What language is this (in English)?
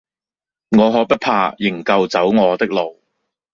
Cantonese